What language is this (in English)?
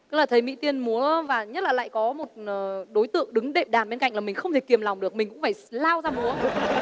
Vietnamese